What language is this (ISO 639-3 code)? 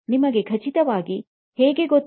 kan